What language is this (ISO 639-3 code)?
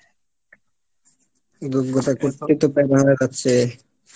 ben